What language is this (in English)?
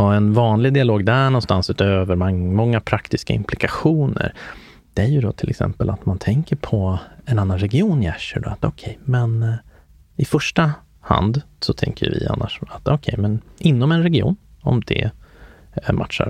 Swedish